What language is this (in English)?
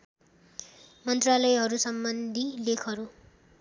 Nepali